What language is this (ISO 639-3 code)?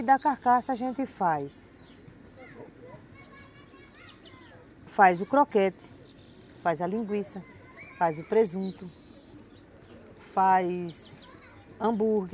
por